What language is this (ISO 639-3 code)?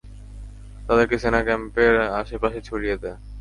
ben